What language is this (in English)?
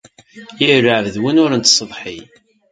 Kabyle